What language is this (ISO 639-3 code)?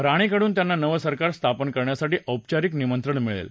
mar